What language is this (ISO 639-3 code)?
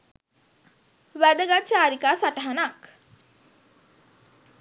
sin